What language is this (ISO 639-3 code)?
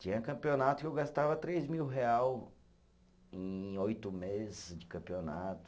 por